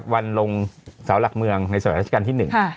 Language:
Thai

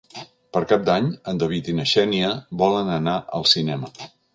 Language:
Catalan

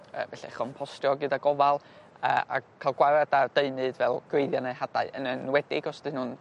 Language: Welsh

